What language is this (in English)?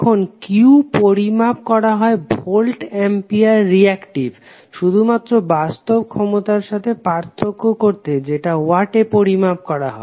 Bangla